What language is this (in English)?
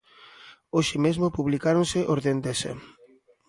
Galician